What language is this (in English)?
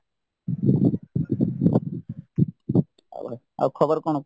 Odia